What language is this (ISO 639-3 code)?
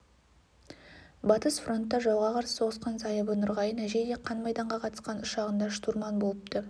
kaz